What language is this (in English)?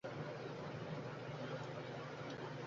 Bangla